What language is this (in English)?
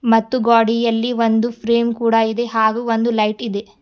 Kannada